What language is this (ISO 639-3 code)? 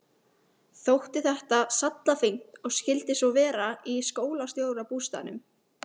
isl